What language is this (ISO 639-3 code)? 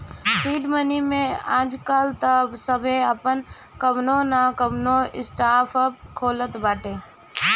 bho